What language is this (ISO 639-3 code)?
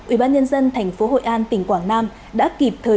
vie